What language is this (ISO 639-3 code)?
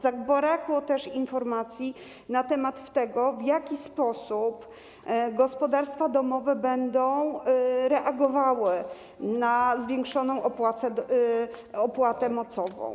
pol